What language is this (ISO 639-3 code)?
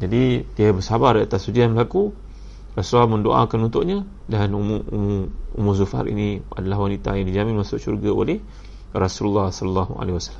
msa